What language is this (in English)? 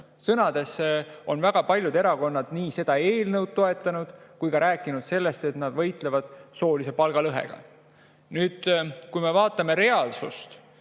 Estonian